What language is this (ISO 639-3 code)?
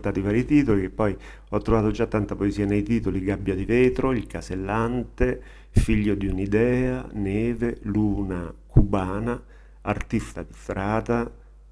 ita